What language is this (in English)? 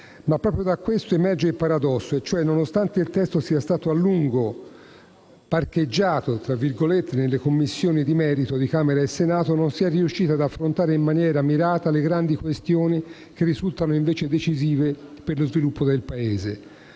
Italian